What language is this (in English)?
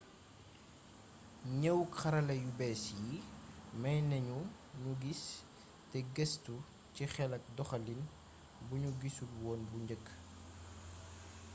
Wolof